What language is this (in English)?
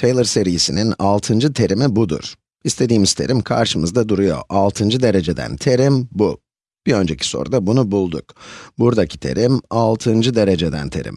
Turkish